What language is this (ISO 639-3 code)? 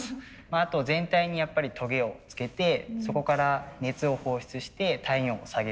jpn